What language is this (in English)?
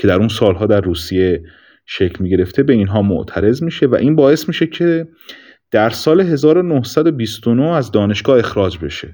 Persian